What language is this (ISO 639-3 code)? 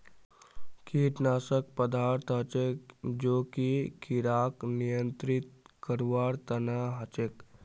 mag